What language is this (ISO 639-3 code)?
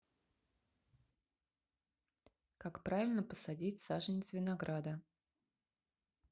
rus